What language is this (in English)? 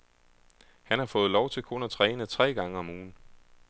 Danish